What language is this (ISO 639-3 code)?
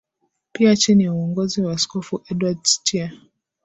swa